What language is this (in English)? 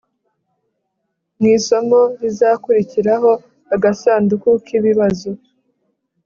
Kinyarwanda